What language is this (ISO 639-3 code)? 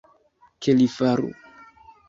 epo